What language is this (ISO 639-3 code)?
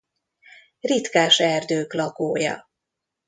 hun